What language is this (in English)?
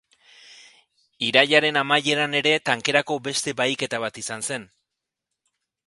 Basque